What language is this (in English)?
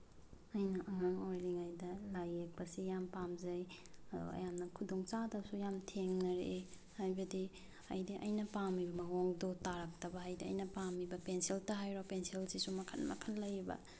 Manipuri